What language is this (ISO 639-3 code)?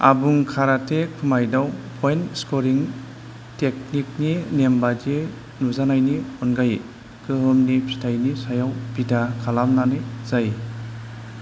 brx